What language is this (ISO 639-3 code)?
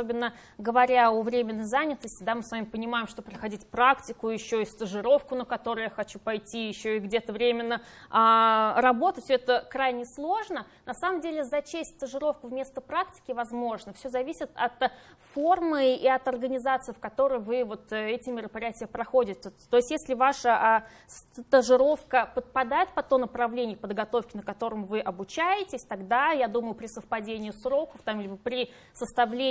rus